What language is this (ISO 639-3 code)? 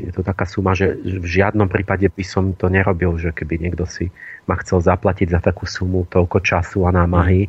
slk